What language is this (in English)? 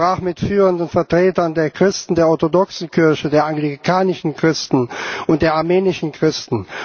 German